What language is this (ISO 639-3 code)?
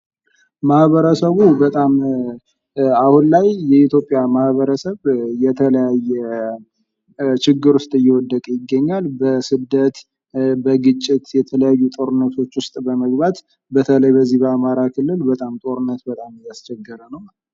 amh